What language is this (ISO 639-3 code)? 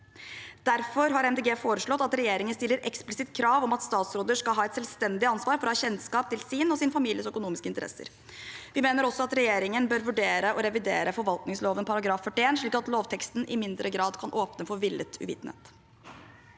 nor